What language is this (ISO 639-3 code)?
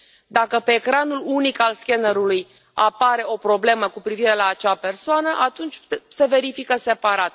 ron